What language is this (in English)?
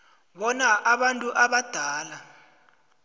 South Ndebele